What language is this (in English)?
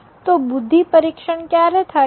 Gujarati